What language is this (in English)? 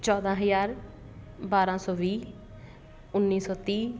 Punjabi